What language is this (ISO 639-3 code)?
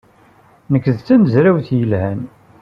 kab